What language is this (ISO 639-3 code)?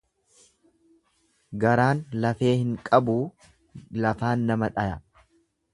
orm